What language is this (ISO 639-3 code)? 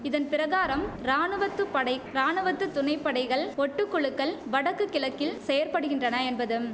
tam